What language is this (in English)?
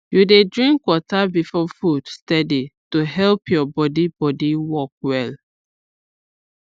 Nigerian Pidgin